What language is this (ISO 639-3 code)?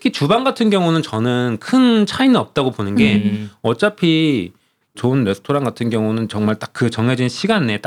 kor